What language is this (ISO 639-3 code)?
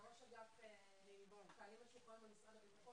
heb